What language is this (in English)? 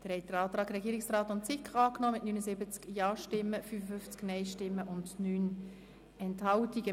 Swiss German